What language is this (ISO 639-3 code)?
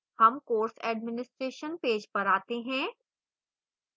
hin